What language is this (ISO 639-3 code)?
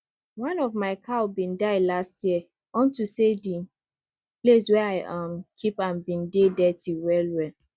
pcm